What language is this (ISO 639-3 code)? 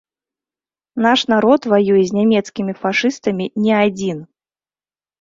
bel